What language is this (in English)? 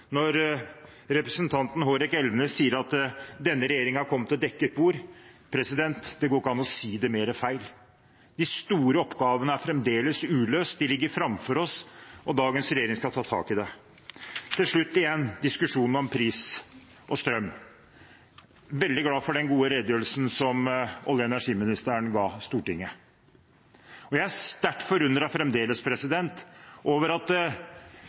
Norwegian Bokmål